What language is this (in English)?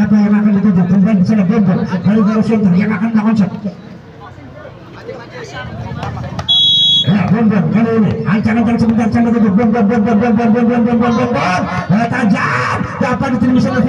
Indonesian